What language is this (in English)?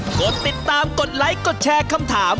Thai